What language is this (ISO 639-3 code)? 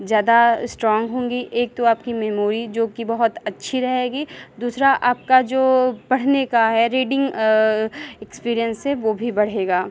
hin